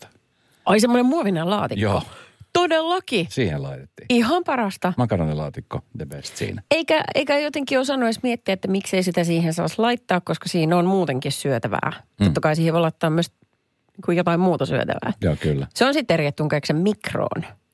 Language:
Finnish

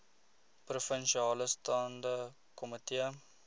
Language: Afrikaans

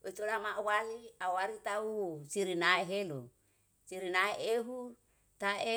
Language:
Yalahatan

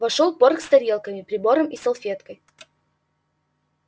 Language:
Russian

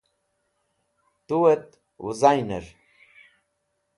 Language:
Wakhi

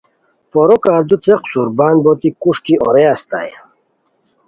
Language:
Khowar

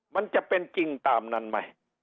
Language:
Thai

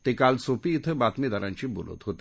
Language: Marathi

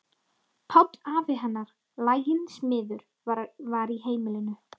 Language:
Icelandic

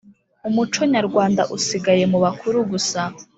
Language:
Kinyarwanda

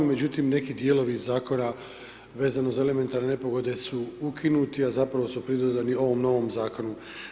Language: Croatian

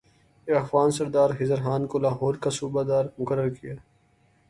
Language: Urdu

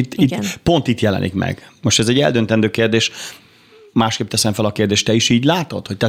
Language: Hungarian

